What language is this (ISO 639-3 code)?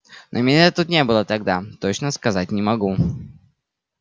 rus